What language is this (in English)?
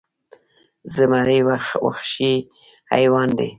Pashto